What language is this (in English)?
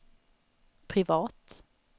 Swedish